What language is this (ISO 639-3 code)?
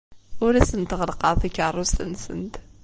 kab